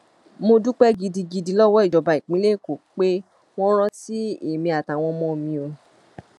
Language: Yoruba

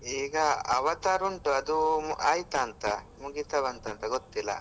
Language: Kannada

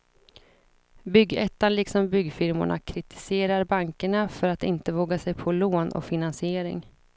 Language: Swedish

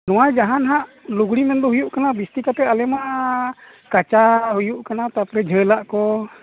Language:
Santali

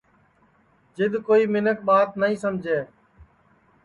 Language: Sansi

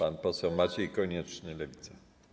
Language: Polish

